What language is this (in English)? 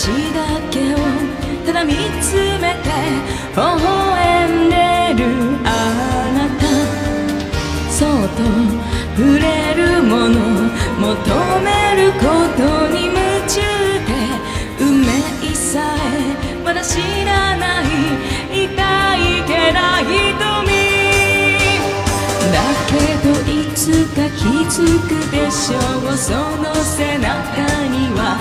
Japanese